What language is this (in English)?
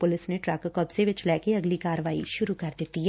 Punjabi